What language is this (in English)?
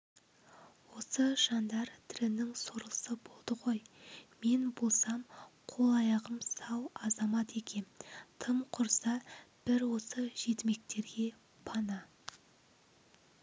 Kazakh